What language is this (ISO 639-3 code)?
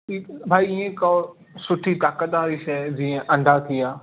snd